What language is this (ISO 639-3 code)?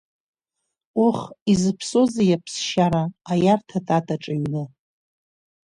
abk